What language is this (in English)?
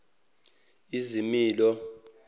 Zulu